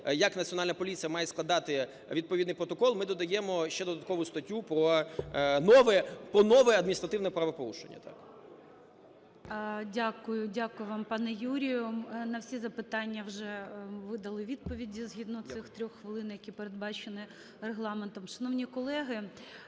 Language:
Ukrainian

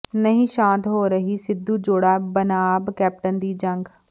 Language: Punjabi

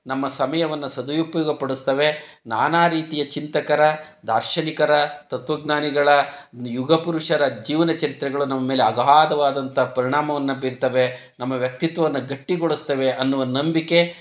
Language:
Kannada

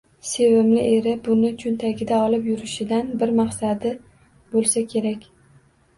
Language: Uzbek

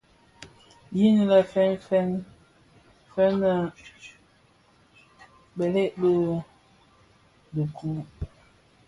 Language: Bafia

